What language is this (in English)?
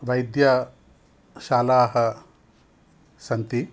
Sanskrit